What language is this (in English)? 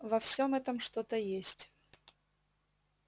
Russian